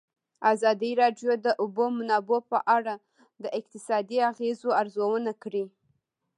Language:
Pashto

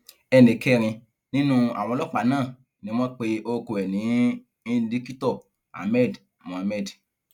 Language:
Yoruba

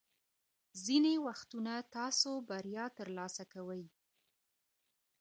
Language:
Pashto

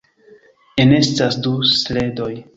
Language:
Esperanto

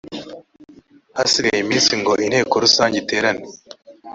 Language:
Kinyarwanda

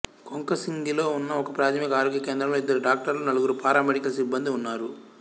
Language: Telugu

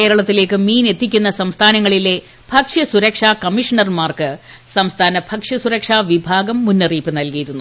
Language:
Malayalam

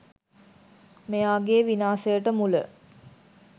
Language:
Sinhala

